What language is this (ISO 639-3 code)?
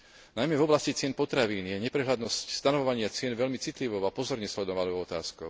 slk